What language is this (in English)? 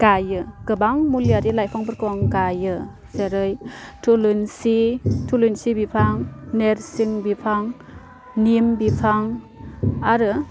Bodo